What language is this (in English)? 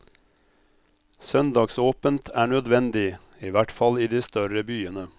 Norwegian